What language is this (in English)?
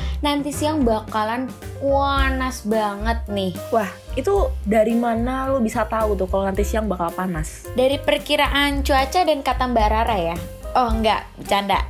Indonesian